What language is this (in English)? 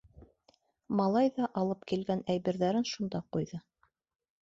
Bashkir